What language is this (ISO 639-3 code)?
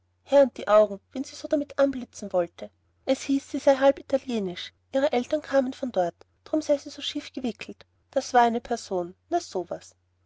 deu